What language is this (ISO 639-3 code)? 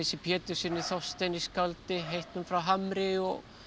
isl